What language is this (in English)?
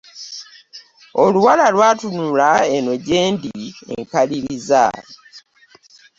Ganda